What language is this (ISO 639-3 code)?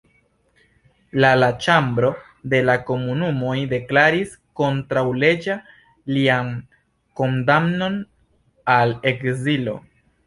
epo